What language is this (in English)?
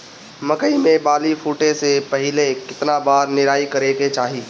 Bhojpuri